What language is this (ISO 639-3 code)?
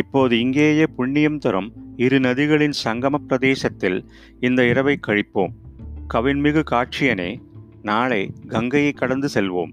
tam